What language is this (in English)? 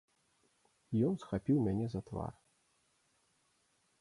Belarusian